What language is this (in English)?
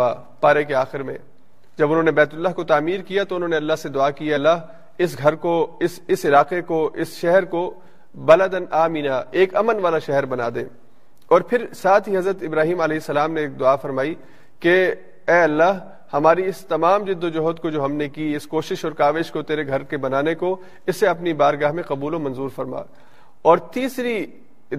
Urdu